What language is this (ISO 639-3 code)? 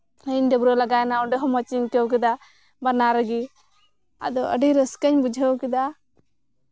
sat